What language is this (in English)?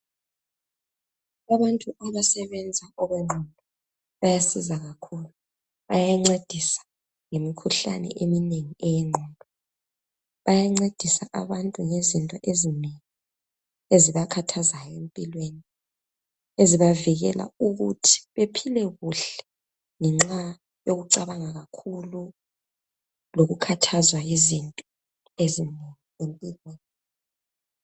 North Ndebele